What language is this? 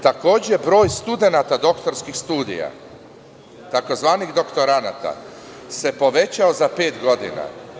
Serbian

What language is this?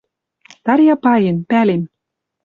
Western Mari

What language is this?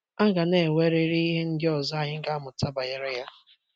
Igbo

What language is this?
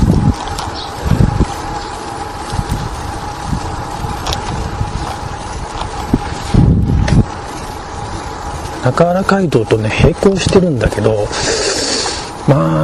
Japanese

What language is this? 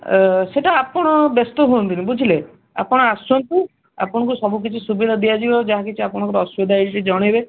Odia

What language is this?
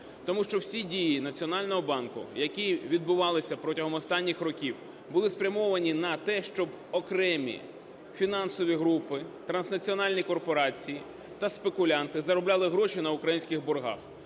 Ukrainian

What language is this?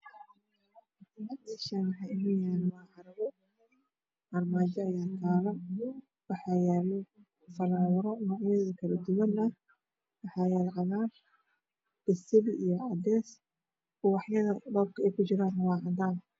Somali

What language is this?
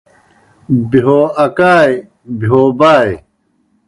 Kohistani Shina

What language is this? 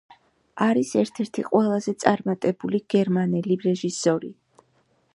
Georgian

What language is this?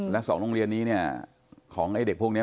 Thai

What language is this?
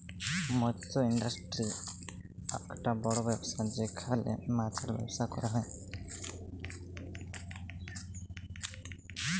Bangla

